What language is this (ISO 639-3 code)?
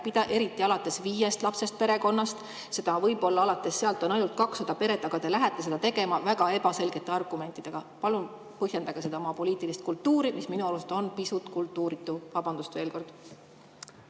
est